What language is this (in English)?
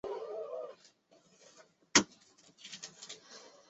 Chinese